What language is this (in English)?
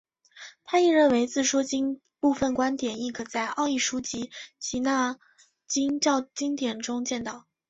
Chinese